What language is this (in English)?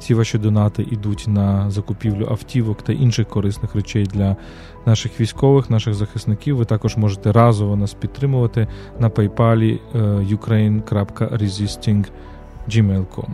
Ukrainian